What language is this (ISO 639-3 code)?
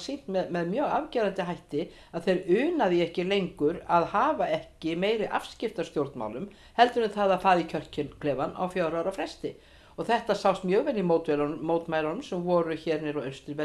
isl